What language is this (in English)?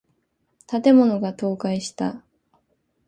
Japanese